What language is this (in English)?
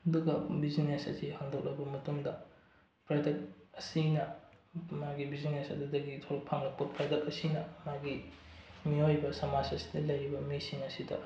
Manipuri